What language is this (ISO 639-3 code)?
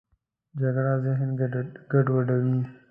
pus